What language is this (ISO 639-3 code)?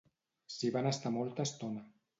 cat